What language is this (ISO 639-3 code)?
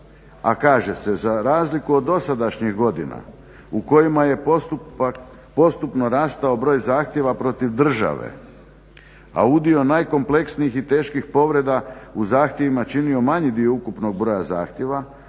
hrv